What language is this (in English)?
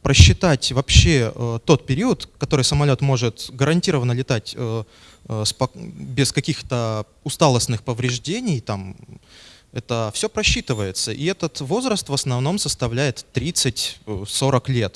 Russian